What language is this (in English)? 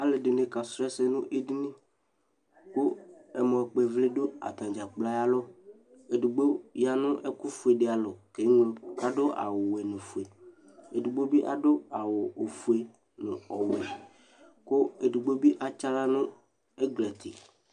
Ikposo